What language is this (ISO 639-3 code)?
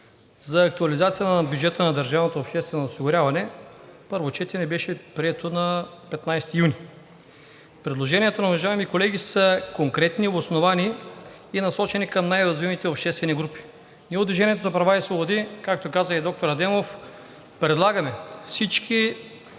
bul